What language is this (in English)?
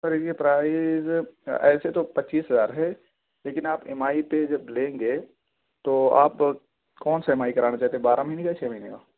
Urdu